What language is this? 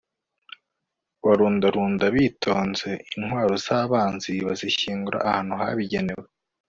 Kinyarwanda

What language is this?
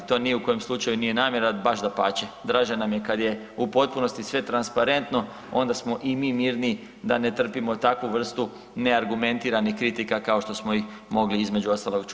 Croatian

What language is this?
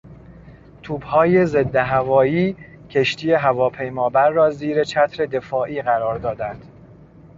Persian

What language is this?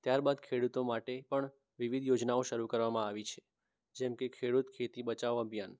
Gujarati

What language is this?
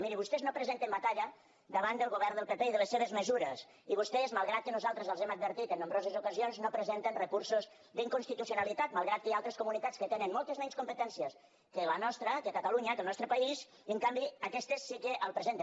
Catalan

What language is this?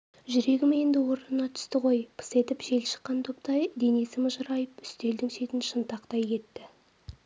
Kazakh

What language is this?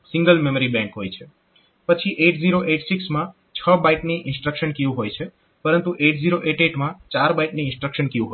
Gujarati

